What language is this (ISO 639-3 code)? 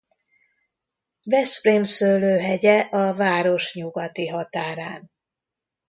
hun